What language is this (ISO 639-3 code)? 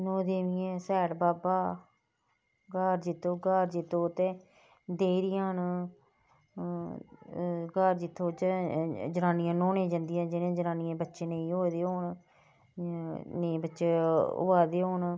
doi